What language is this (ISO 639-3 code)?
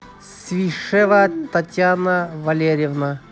rus